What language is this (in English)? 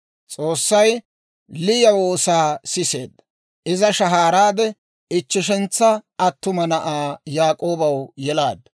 Dawro